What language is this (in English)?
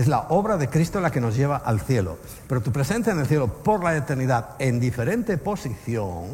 Spanish